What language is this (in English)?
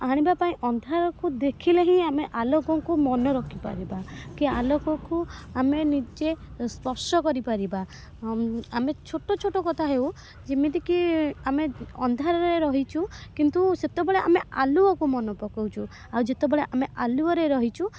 Odia